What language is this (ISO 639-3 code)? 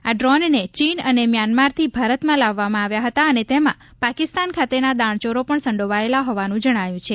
guj